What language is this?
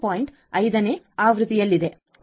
Kannada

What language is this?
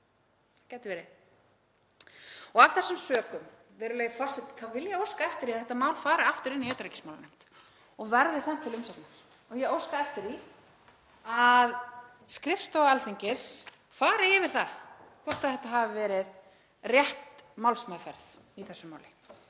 Icelandic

